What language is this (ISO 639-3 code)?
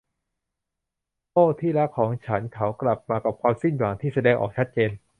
tha